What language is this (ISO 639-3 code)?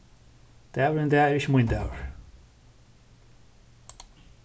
fao